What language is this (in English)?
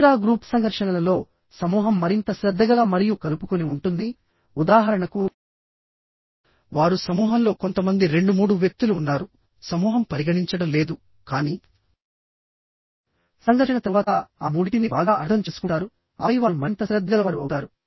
Telugu